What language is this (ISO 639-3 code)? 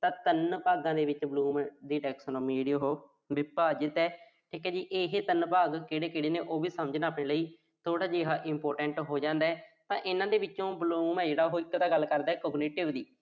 pan